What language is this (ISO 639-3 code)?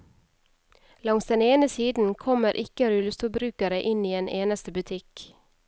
nor